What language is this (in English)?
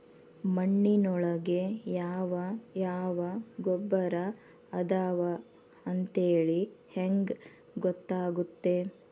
Kannada